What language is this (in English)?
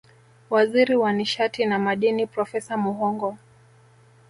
Swahili